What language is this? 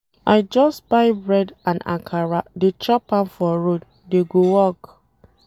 Nigerian Pidgin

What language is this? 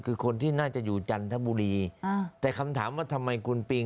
Thai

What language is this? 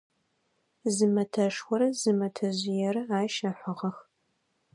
Adyghe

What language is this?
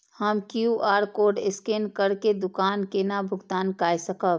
Maithili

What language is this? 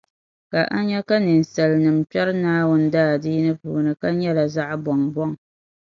Dagbani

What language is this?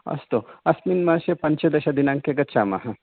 Sanskrit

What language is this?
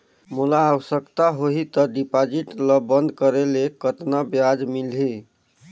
Chhattisgarhi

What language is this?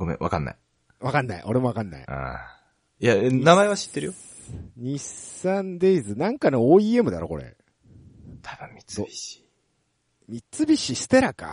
Japanese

